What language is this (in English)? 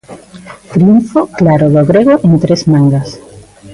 Galician